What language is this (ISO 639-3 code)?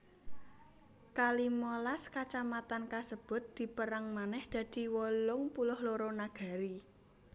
jav